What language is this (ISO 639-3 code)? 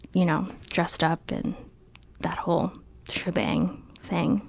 eng